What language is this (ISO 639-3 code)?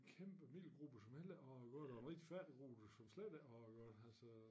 dan